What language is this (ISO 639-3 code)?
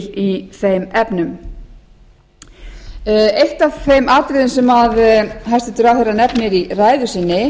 isl